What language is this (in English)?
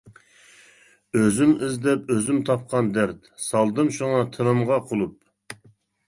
Uyghur